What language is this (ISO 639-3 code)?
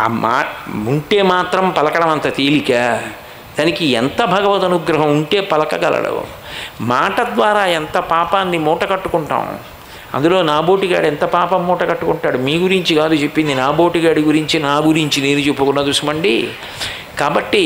tel